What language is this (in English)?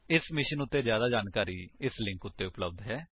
Punjabi